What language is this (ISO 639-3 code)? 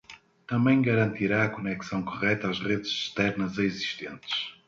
por